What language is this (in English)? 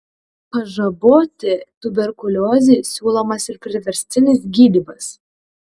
Lithuanian